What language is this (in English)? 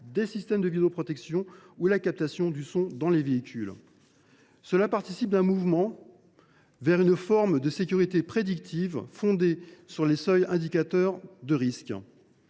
French